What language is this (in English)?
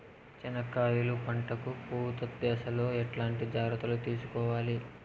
Telugu